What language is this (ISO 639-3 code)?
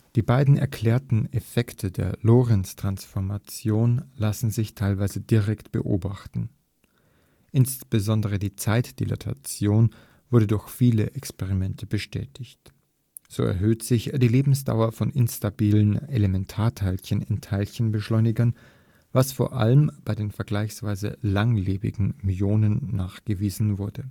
deu